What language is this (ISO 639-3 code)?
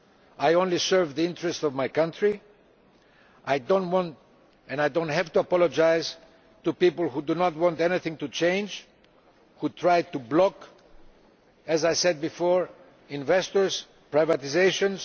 eng